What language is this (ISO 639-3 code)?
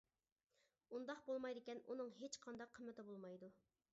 uig